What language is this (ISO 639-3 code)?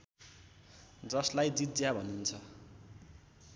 nep